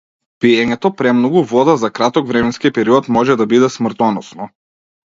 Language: Macedonian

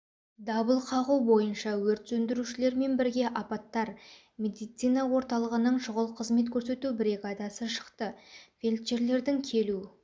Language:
Kazakh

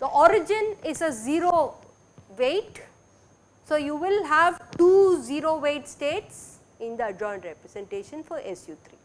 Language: English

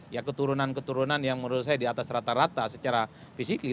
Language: Indonesian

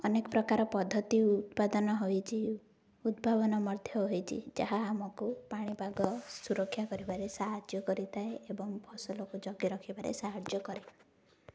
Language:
Odia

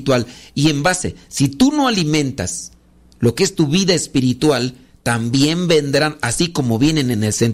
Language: Spanish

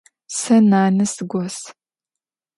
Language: Adyghe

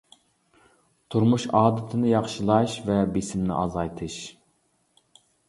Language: Uyghur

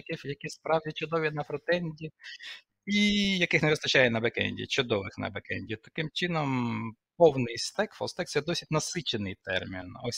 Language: Ukrainian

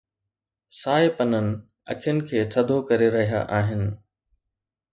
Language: Sindhi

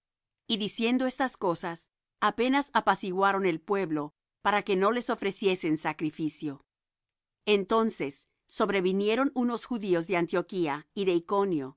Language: Spanish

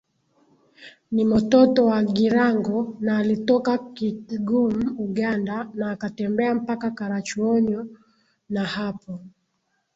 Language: Swahili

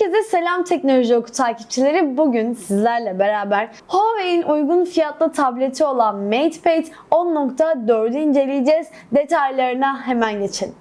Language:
Turkish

